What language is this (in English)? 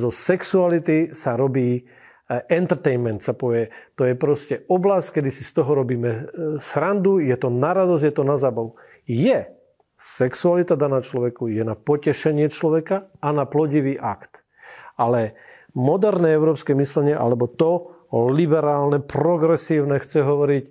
Slovak